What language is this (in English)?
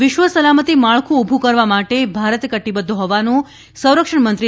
Gujarati